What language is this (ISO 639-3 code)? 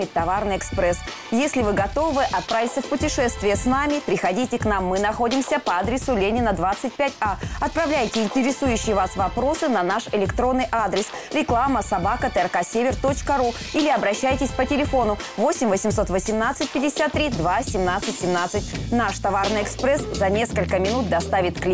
rus